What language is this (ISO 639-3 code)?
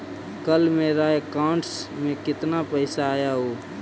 mag